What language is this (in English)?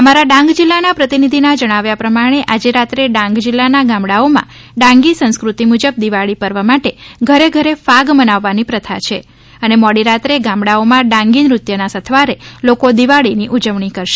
Gujarati